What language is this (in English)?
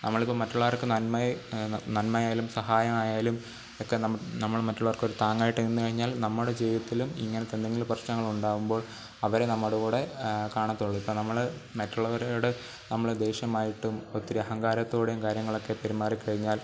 Malayalam